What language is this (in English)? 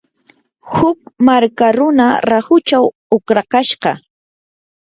Yanahuanca Pasco Quechua